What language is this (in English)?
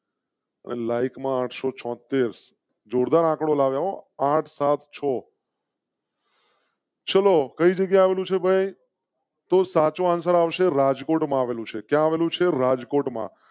Gujarati